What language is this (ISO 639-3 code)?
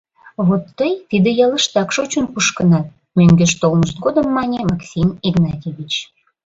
chm